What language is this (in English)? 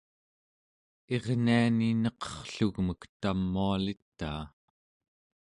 Central Yupik